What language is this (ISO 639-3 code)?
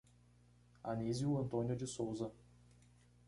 por